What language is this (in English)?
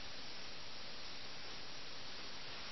Malayalam